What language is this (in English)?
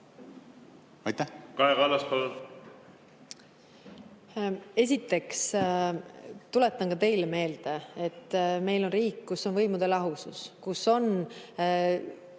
Estonian